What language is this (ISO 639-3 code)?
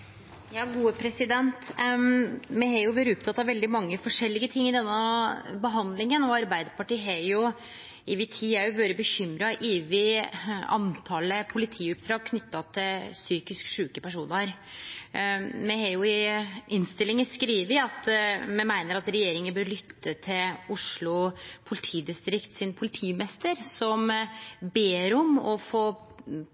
nno